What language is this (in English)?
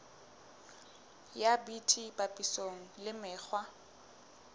Southern Sotho